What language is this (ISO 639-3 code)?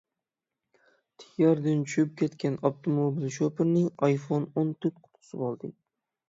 uig